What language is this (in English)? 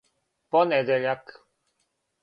Serbian